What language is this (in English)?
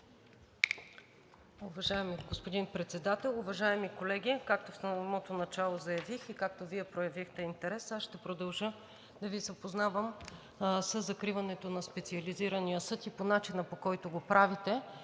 Bulgarian